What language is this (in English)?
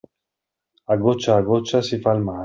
Italian